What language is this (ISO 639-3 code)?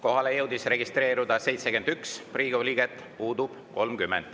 est